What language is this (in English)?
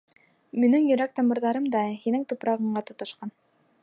Bashkir